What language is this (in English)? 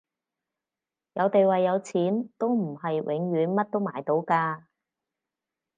Cantonese